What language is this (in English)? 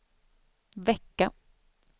Swedish